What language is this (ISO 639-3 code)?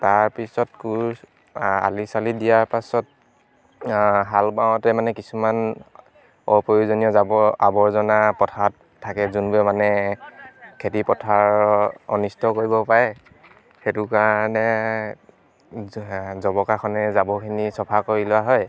asm